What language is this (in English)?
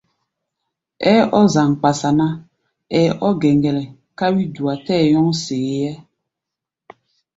Gbaya